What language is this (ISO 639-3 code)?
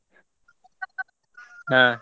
kan